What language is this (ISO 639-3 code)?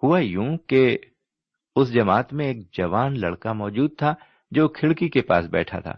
urd